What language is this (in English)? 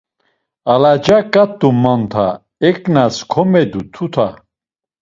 Laz